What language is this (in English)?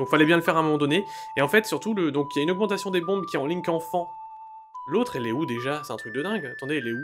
French